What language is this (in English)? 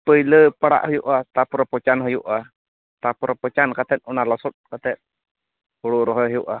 Santali